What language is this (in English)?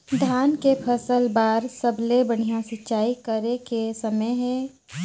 Chhattisgarhi